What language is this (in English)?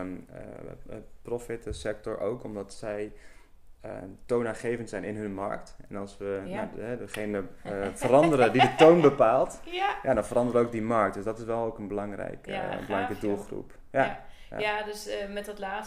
Dutch